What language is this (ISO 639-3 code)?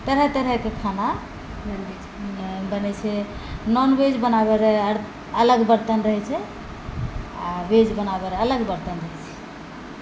mai